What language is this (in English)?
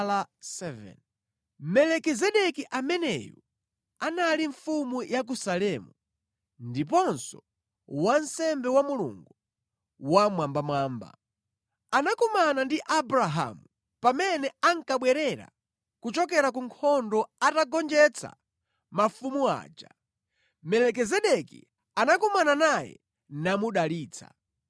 Nyanja